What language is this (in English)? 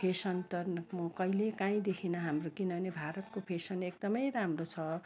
Nepali